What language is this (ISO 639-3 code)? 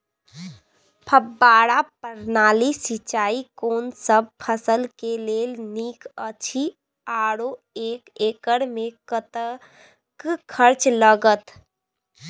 mai